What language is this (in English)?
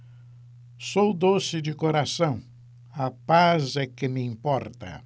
Portuguese